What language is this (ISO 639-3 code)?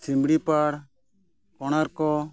sat